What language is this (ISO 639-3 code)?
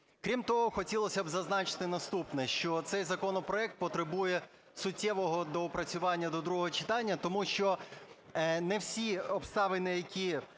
ukr